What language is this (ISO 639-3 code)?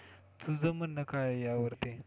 mar